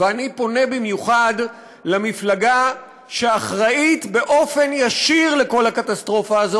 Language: Hebrew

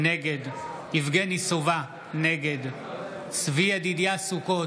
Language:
Hebrew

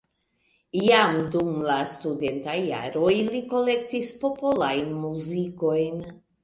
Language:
Esperanto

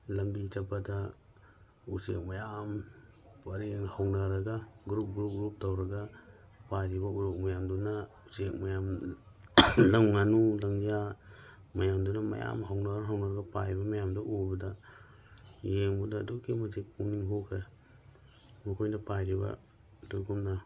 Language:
Manipuri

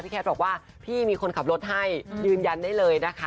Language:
Thai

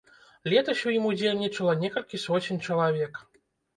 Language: Belarusian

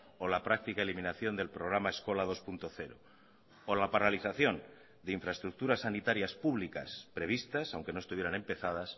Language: Spanish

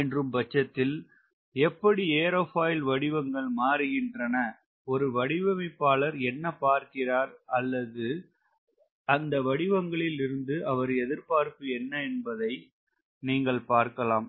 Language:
Tamil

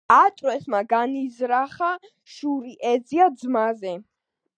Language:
Georgian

